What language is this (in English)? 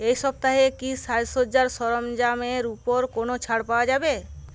Bangla